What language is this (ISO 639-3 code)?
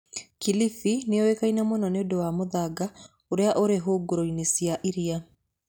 kik